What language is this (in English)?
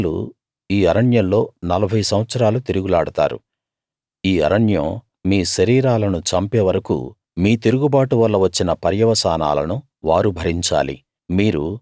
Telugu